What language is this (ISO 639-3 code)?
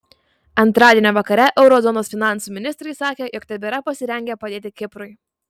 lit